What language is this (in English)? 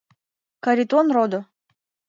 Mari